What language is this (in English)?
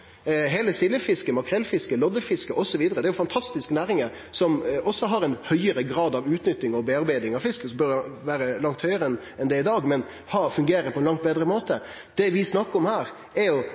Norwegian Nynorsk